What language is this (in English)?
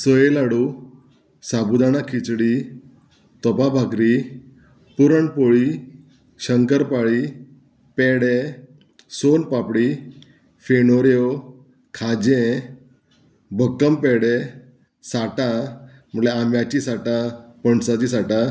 Konkani